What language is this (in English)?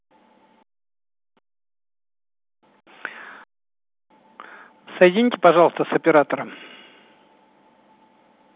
Russian